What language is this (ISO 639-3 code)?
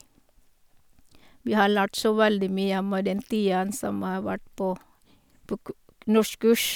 nor